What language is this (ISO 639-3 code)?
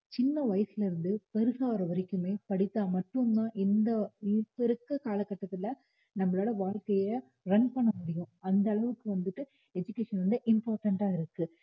tam